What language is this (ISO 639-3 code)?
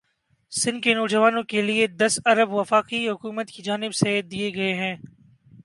urd